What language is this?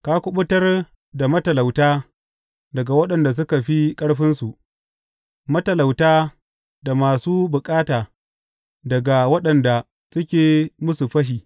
Hausa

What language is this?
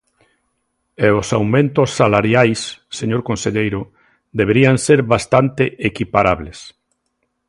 Galician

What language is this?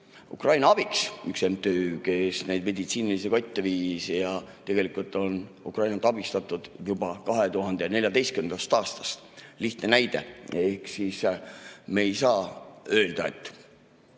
Estonian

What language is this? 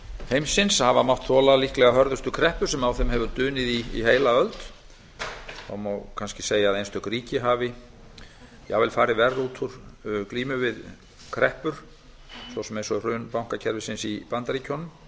Icelandic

